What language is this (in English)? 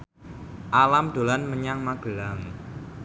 Javanese